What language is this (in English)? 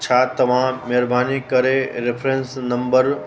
Sindhi